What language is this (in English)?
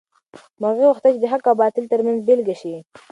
Pashto